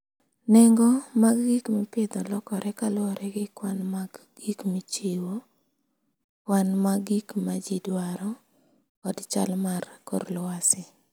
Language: Luo (Kenya and Tanzania)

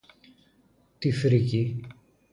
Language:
Greek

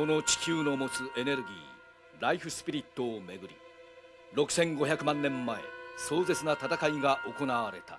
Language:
Japanese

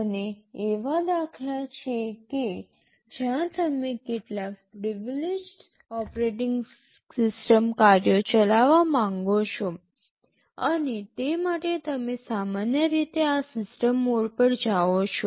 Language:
Gujarati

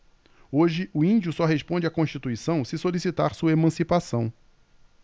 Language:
Portuguese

